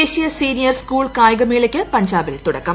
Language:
Malayalam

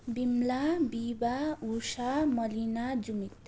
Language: Nepali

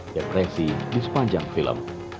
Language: Indonesian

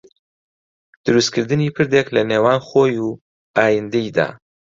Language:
Central Kurdish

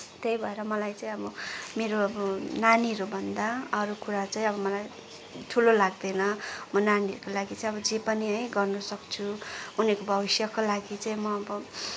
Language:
Nepali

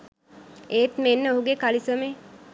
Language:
Sinhala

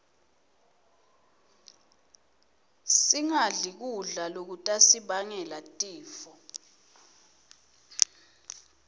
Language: Swati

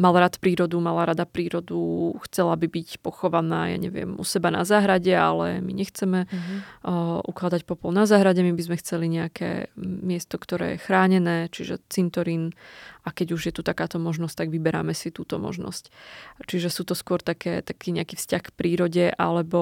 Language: Slovak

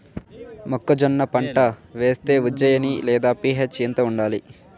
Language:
Telugu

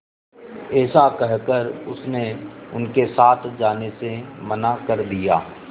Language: Hindi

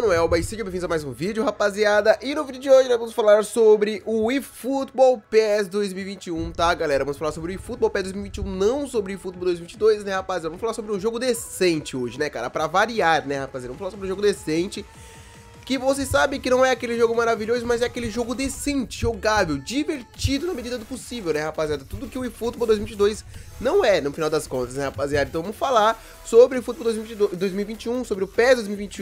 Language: Portuguese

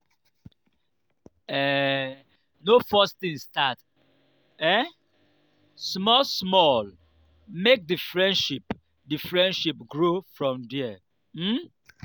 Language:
Nigerian Pidgin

